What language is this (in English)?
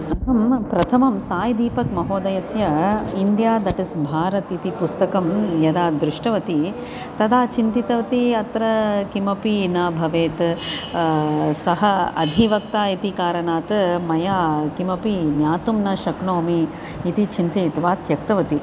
Sanskrit